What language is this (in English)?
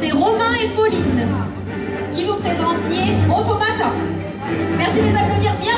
French